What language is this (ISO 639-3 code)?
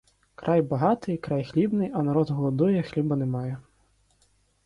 ukr